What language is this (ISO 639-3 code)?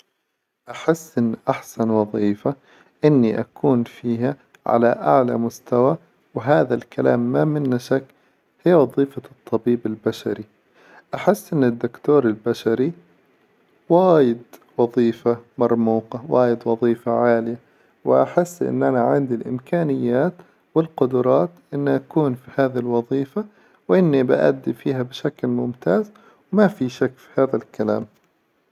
acw